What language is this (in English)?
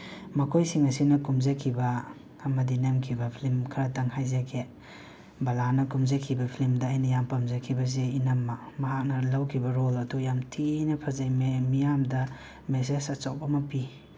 Manipuri